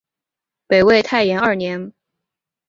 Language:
Chinese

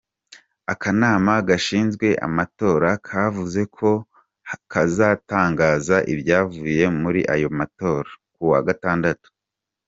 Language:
Kinyarwanda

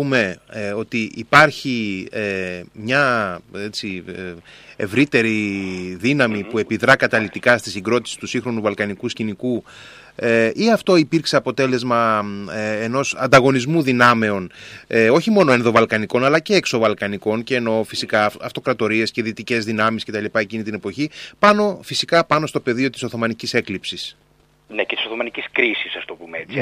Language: Greek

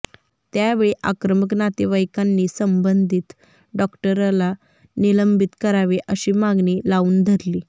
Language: Marathi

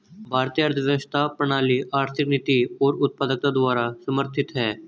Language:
Hindi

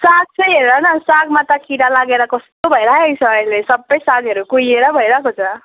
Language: Nepali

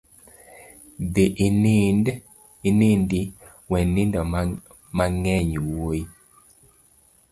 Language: Luo (Kenya and Tanzania)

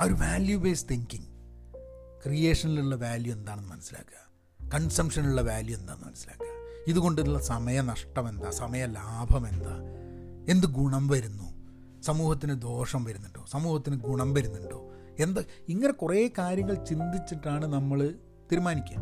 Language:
Malayalam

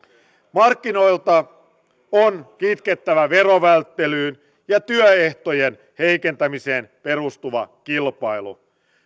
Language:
Finnish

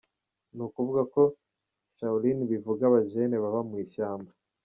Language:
Kinyarwanda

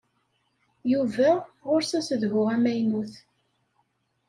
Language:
Kabyle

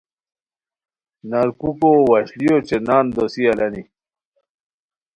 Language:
Khowar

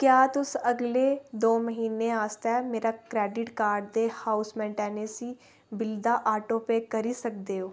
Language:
Dogri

